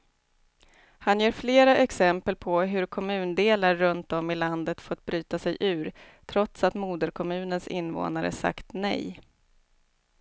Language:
Swedish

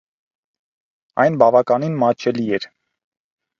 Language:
Armenian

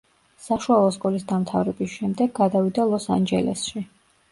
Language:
Georgian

